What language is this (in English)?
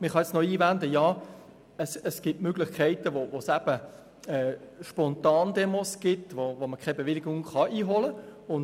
Swiss German